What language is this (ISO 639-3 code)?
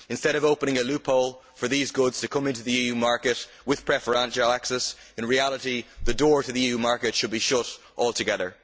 eng